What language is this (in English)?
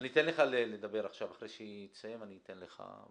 Hebrew